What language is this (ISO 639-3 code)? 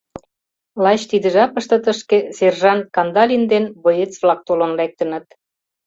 chm